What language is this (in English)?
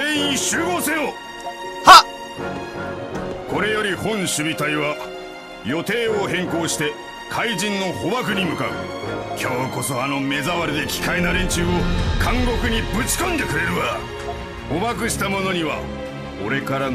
Korean